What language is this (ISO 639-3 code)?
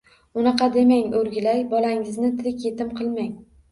uzb